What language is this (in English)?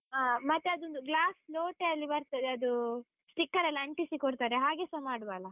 Kannada